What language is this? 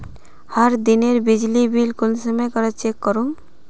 Magahi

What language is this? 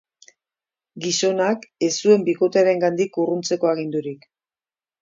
Basque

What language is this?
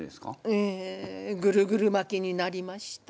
Japanese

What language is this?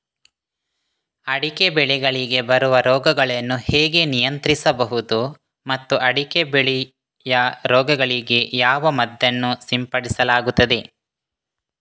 Kannada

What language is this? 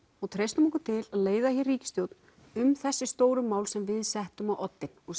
Icelandic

